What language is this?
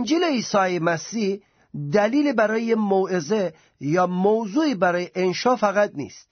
Persian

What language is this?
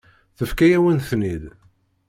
Kabyle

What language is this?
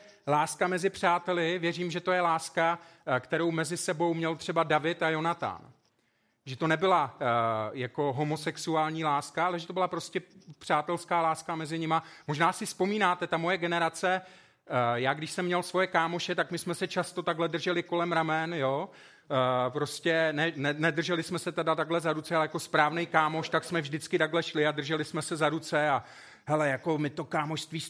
Czech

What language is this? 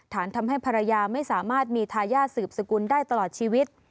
Thai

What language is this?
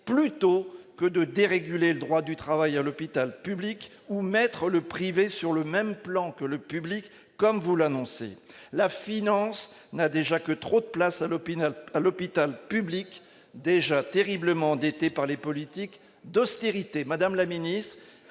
French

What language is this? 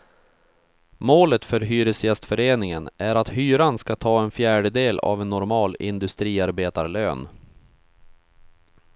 Swedish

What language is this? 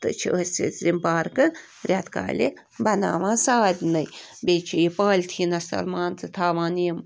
Kashmiri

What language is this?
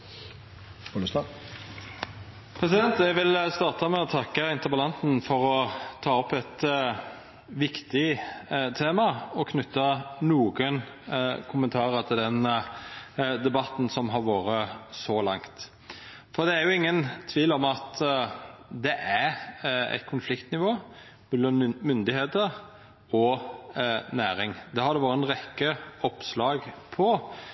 Norwegian Nynorsk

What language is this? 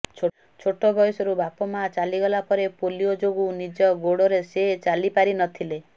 Odia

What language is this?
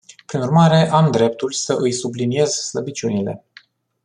Romanian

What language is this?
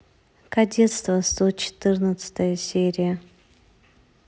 Russian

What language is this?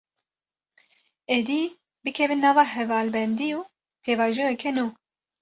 Kurdish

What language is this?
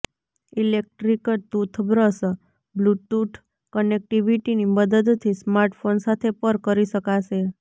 Gujarati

